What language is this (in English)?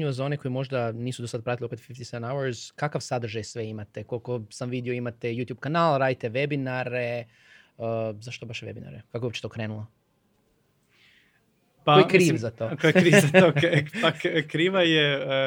Croatian